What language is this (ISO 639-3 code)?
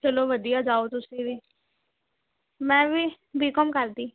pan